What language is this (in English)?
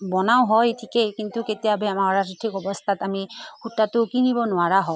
Assamese